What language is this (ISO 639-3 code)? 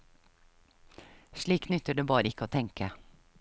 nor